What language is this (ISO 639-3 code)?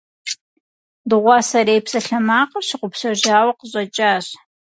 kbd